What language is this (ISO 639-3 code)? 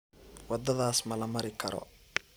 som